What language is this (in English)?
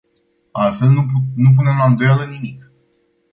Romanian